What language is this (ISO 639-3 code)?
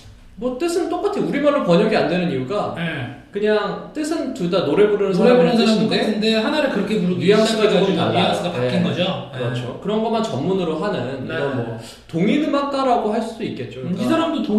kor